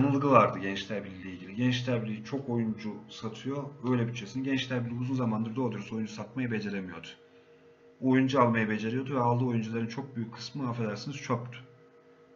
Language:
Turkish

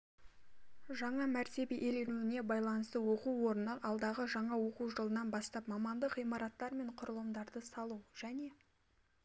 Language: Kazakh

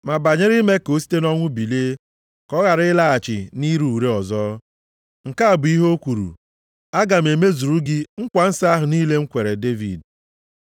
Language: Igbo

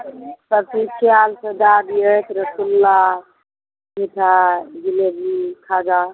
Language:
Maithili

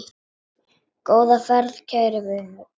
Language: Icelandic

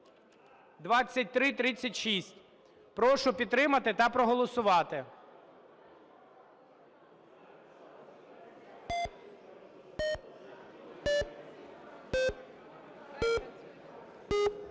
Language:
Ukrainian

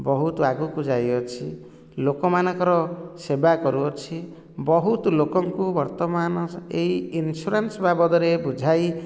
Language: Odia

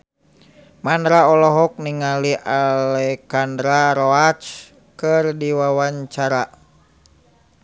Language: Sundanese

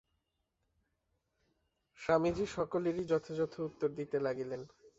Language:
Bangla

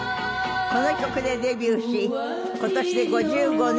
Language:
Japanese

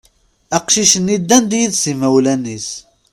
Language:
Kabyle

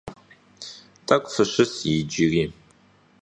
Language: Kabardian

